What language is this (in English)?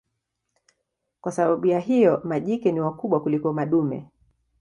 Swahili